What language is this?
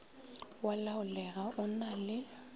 Northern Sotho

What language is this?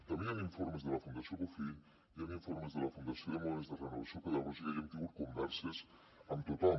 Catalan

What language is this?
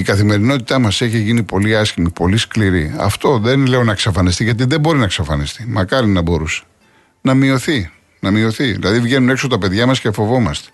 Greek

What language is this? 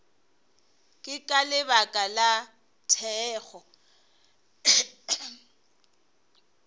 Northern Sotho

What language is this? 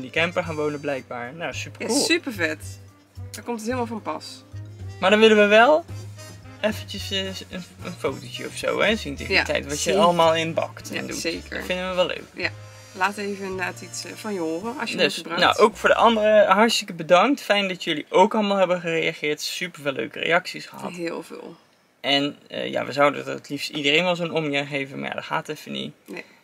Dutch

